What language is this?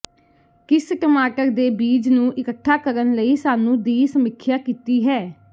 Punjabi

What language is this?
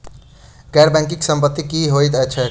Maithili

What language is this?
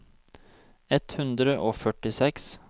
Norwegian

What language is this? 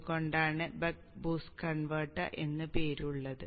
Malayalam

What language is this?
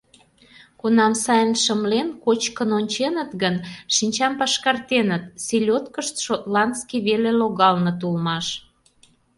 Mari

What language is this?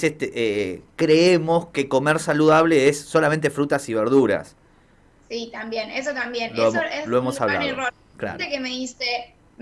Spanish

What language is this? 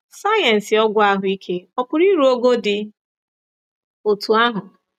Igbo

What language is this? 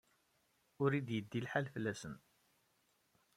Kabyle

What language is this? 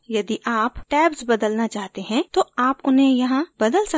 Hindi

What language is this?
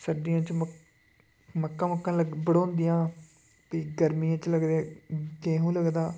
Dogri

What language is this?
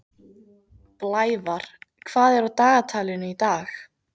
Icelandic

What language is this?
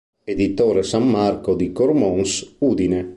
Italian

